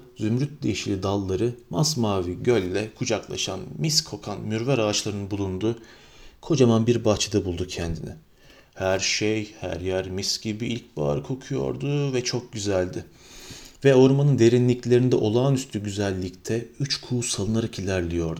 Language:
Turkish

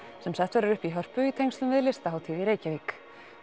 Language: Icelandic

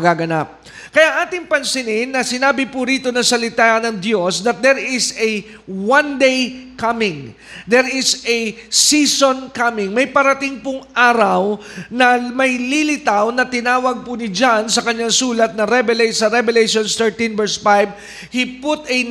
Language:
Filipino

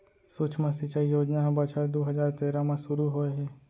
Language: Chhattisgarhi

